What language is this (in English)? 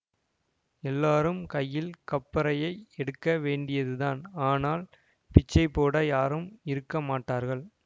Tamil